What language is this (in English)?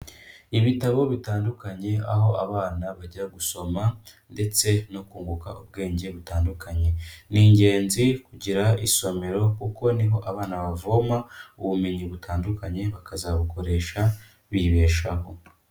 Kinyarwanda